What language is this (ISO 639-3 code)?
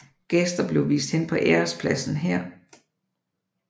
dan